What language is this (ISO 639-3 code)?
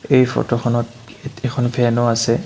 asm